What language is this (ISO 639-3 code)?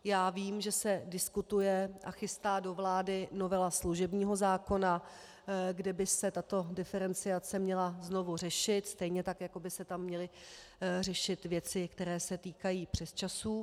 ces